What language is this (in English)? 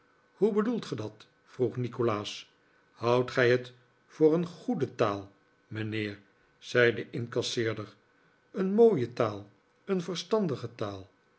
Dutch